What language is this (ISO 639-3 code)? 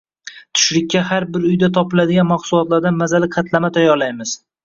uzb